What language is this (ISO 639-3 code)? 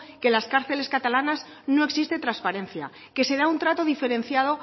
spa